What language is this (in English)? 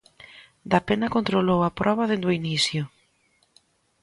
Galician